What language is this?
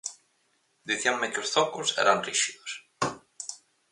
Galician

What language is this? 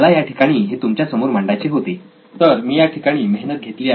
Marathi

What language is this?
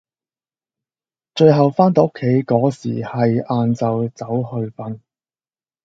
Cantonese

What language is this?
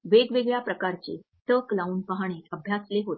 Marathi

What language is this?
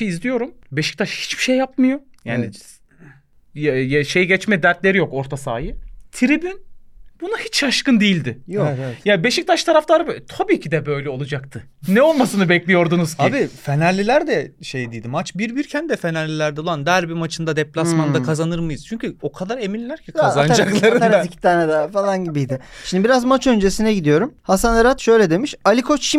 Turkish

